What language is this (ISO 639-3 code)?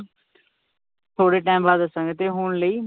pan